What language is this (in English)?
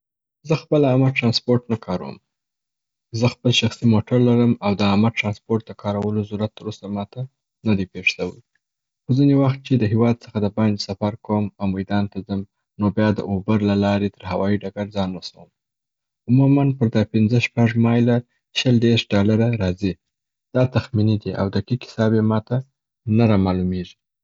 Southern Pashto